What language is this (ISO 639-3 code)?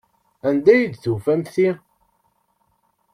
kab